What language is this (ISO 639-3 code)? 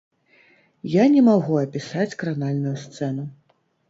bel